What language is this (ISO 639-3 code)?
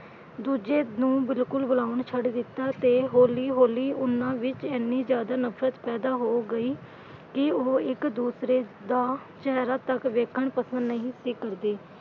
pan